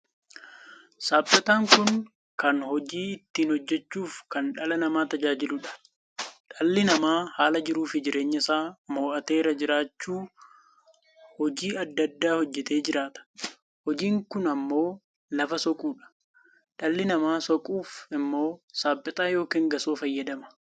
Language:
Oromo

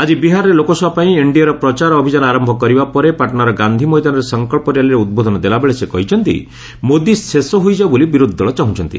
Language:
Odia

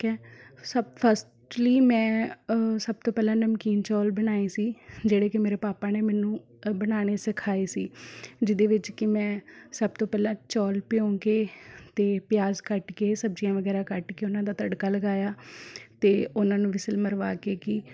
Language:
Punjabi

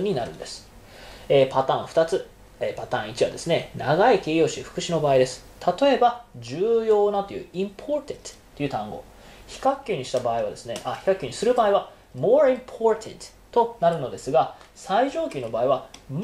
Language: Japanese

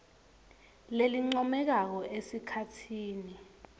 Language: Swati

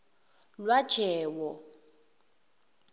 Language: Zulu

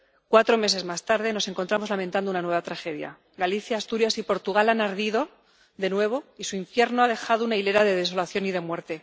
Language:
Spanish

